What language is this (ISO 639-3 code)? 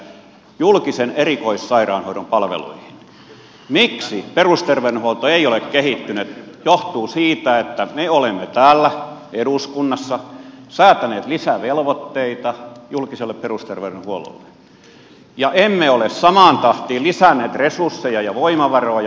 fin